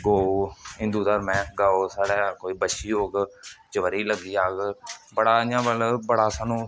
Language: Dogri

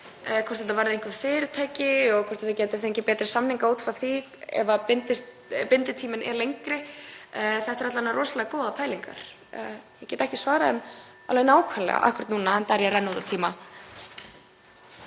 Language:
Icelandic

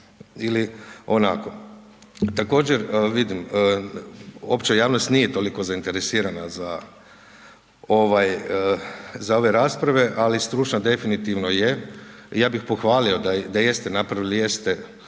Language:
Croatian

